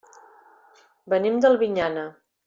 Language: Catalan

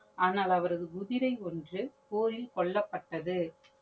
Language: Tamil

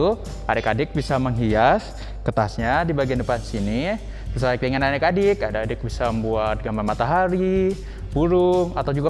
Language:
Indonesian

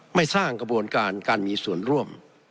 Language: Thai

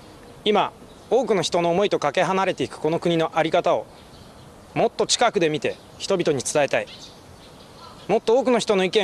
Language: Japanese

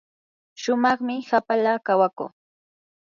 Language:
Yanahuanca Pasco Quechua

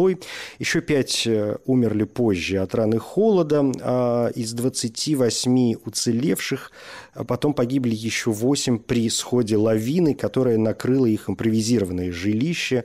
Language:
Russian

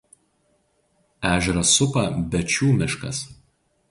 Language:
Lithuanian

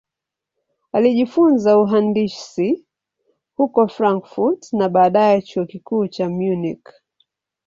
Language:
Swahili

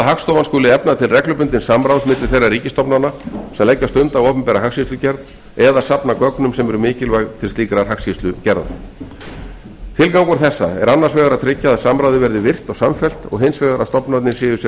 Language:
Icelandic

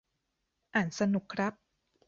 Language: Thai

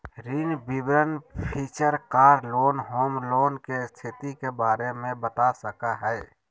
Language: Magahi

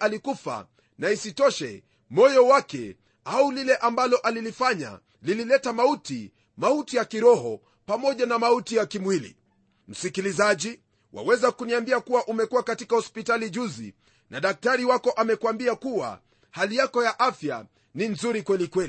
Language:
Swahili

